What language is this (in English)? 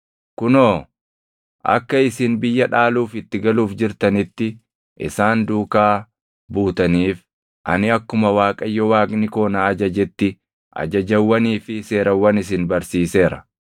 Oromo